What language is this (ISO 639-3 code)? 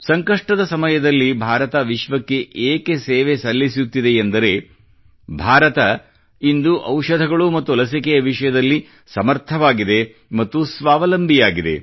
kan